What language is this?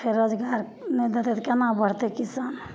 Maithili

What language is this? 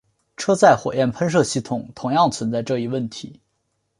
Chinese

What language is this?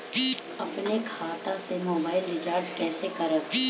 Bhojpuri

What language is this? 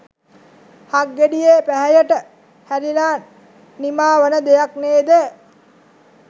Sinhala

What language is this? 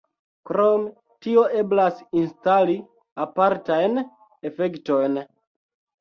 Esperanto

